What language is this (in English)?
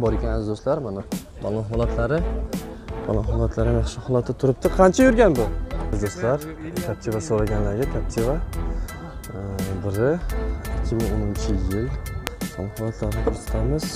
Turkish